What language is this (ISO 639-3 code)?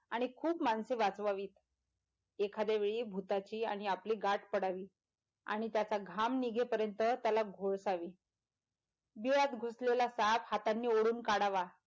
mar